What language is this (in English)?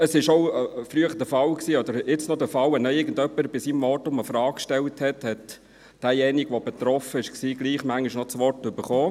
Swiss German